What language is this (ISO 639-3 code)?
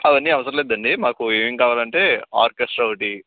tel